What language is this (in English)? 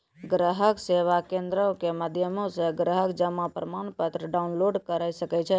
Maithili